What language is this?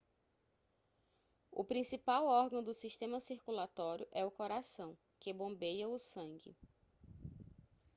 Portuguese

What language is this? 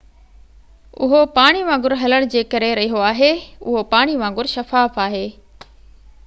Sindhi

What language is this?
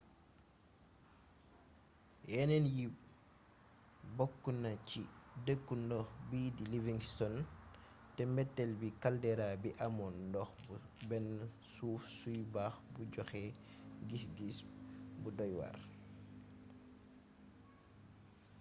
Wolof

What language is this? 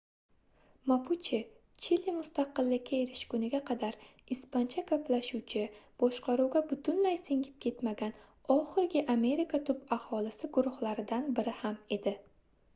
Uzbek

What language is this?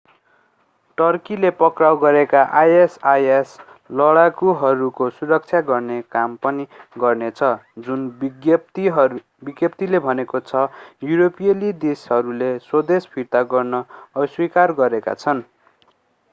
Nepali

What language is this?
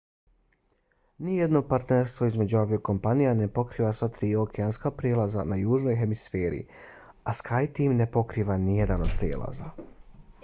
Bosnian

